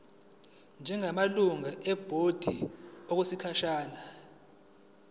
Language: Zulu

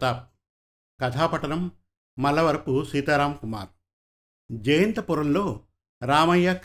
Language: Telugu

